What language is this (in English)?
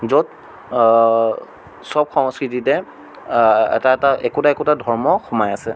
Assamese